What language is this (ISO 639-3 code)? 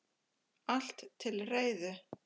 isl